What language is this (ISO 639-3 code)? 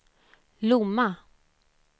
swe